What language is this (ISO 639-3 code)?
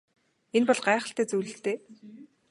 mon